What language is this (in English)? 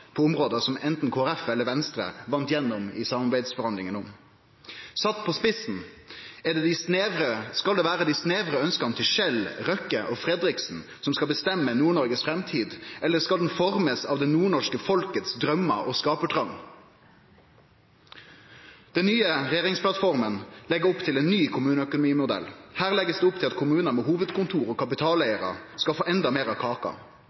Norwegian Nynorsk